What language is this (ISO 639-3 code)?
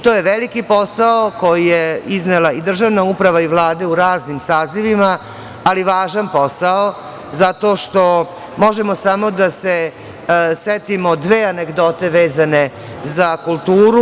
srp